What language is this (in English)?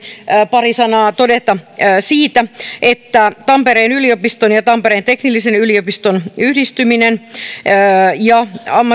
Finnish